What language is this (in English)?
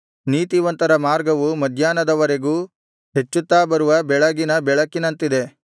Kannada